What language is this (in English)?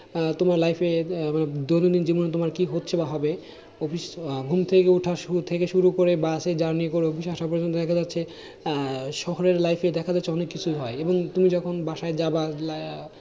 Bangla